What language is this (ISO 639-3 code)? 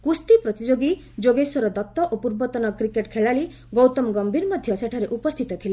ori